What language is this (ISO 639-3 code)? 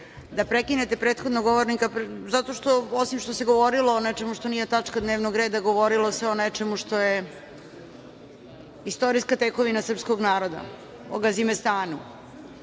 srp